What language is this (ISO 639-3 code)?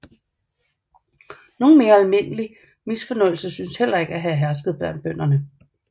dan